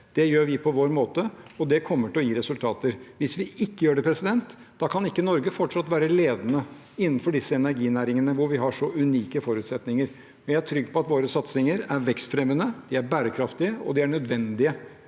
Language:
Norwegian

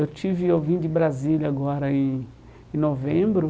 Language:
Portuguese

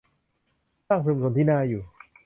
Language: Thai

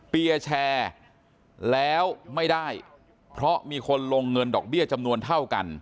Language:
Thai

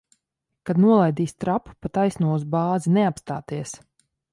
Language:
Latvian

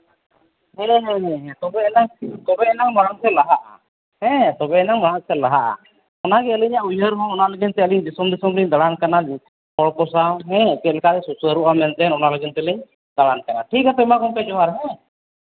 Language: Santali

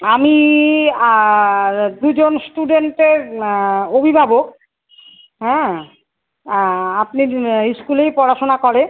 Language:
Bangla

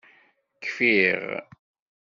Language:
Kabyle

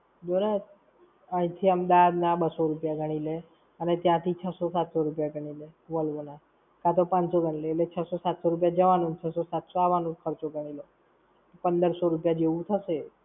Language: Gujarati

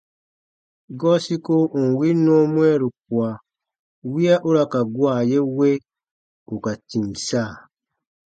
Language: Baatonum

